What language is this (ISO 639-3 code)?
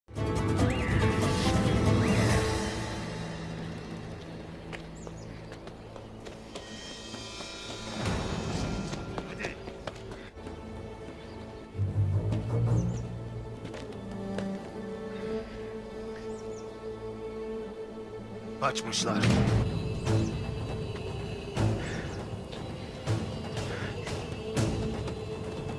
tur